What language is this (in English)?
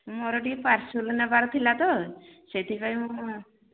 Odia